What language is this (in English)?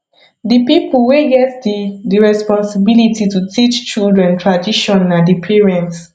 Nigerian Pidgin